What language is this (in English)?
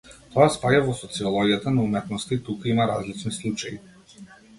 Macedonian